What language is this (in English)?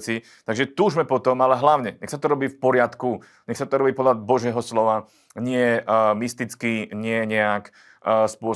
Slovak